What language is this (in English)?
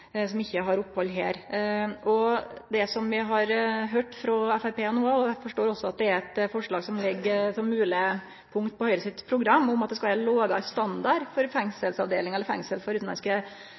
Norwegian Nynorsk